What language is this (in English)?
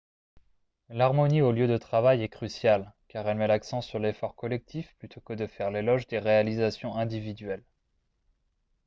French